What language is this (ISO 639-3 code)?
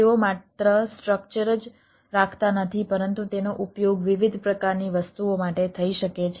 guj